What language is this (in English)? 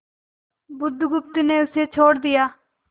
Hindi